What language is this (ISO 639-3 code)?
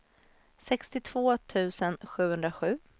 swe